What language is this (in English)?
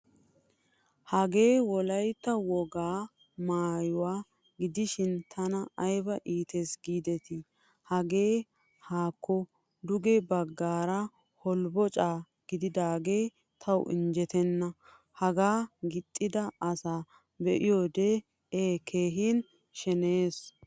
Wolaytta